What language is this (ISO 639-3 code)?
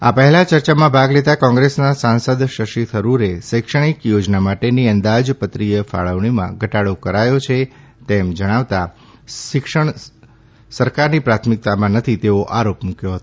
guj